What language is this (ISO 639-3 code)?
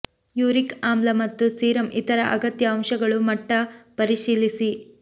kan